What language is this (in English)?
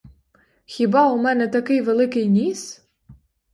Ukrainian